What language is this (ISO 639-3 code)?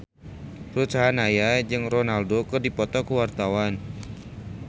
sun